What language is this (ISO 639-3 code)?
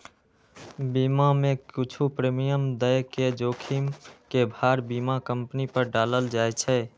mai